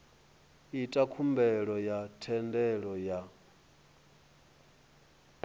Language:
Venda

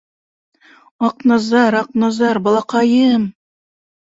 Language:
Bashkir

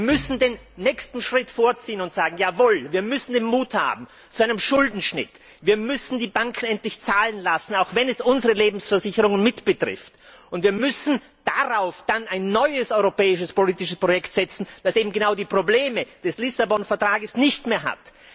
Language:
German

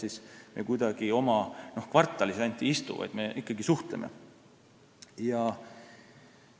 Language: Estonian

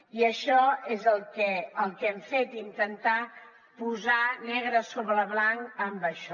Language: Catalan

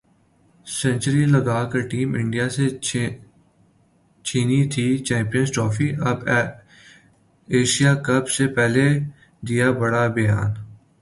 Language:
Urdu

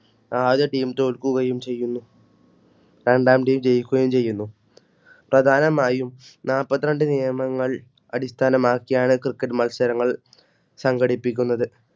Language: Malayalam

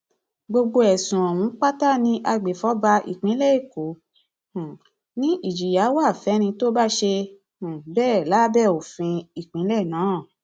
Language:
Yoruba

